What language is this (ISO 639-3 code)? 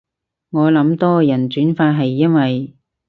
yue